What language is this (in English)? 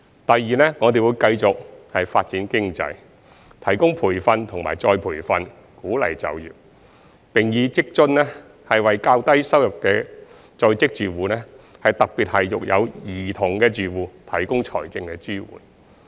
Cantonese